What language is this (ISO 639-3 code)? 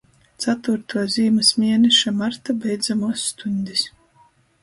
ltg